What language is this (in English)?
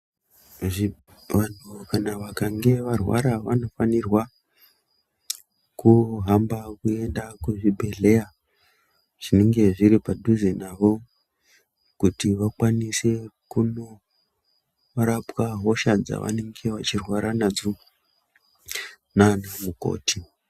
Ndau